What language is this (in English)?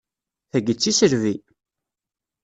Kabyle